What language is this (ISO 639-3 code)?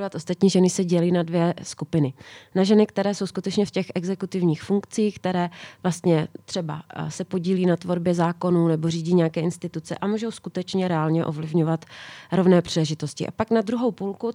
ces